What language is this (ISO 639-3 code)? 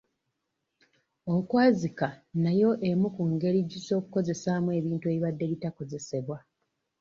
lug